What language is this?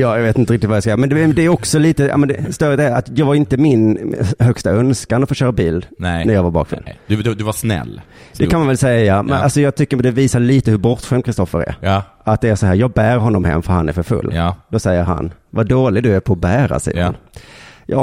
Swedish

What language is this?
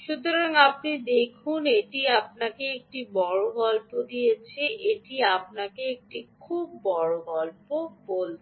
Bangla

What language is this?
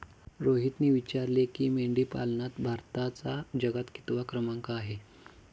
Marathi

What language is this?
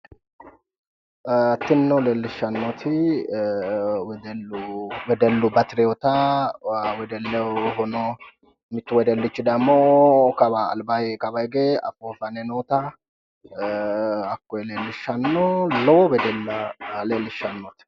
Sidamo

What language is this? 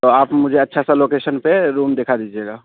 Urdu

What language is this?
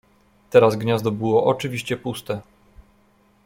Polish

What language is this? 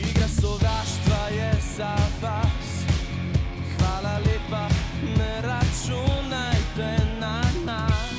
Danish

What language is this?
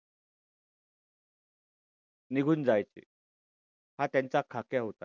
Marathi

